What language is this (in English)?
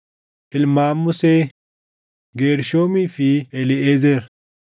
Oromo